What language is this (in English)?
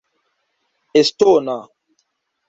Esperanto